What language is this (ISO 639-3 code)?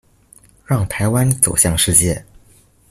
zho